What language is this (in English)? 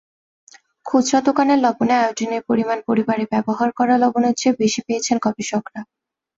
Bangla